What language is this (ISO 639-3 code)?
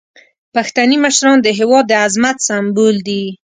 pus